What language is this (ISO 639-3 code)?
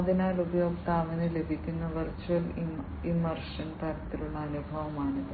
mal